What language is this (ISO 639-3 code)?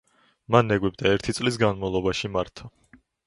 kat